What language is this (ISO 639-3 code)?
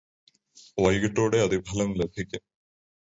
mal